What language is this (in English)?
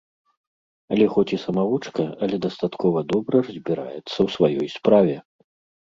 Belarusian